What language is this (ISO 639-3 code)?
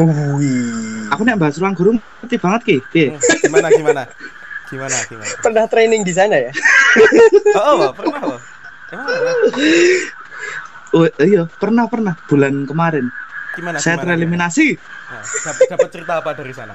ind